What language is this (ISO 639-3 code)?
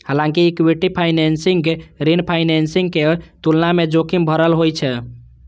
mai